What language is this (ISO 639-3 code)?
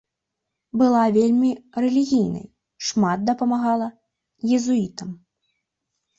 bel